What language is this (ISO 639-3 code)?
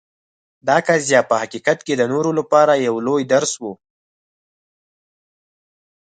pus